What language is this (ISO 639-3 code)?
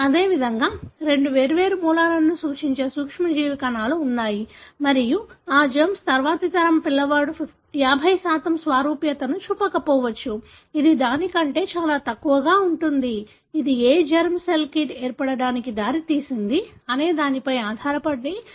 tel